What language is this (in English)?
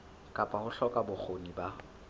Southern Sotho